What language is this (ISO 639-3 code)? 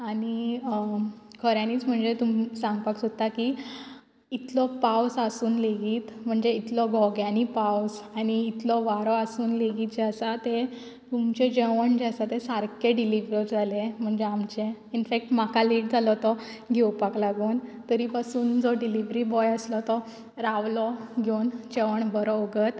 kok